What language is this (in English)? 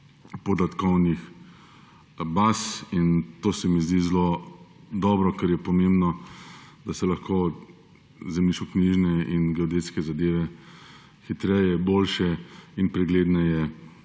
Slovenian